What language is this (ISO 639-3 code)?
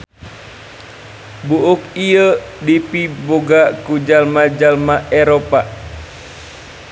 sun